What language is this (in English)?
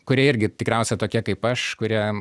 Lithuanian